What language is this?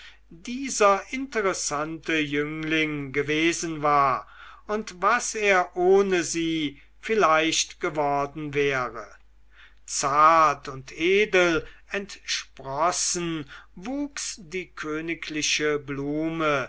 German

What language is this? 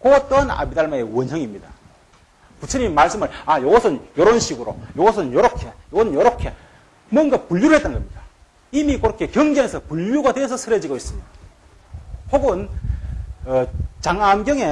Korean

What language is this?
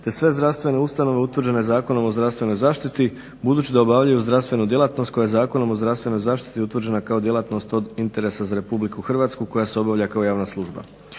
Croatian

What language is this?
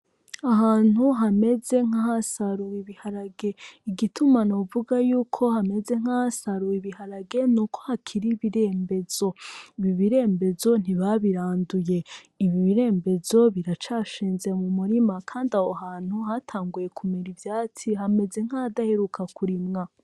Rundi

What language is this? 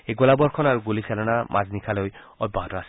Assamese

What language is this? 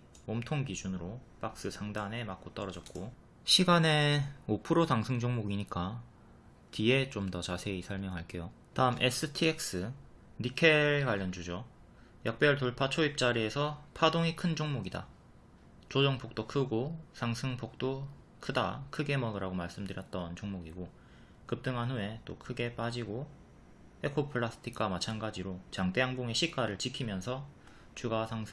Korean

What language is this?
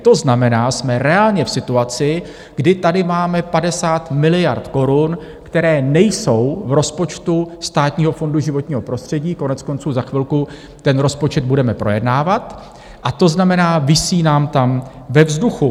Czech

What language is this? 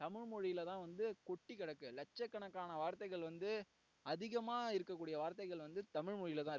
Tamil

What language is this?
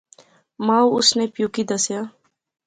Pahari-Potwari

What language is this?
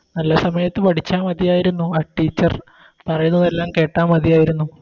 Malayalam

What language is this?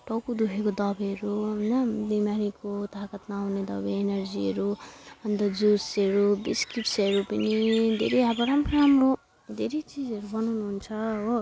Nepali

